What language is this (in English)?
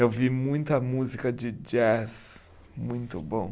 Portuguese